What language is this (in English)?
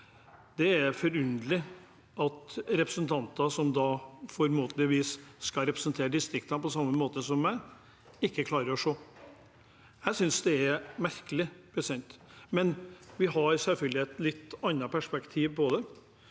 Norwegian